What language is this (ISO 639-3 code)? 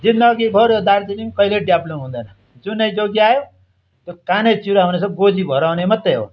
nep